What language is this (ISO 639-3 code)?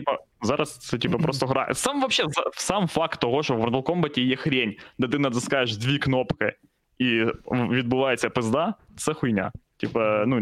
ukr